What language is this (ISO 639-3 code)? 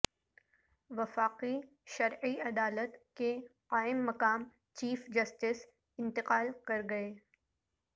urd